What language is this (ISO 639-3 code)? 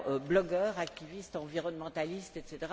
fra